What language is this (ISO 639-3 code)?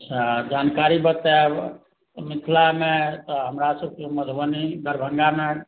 mai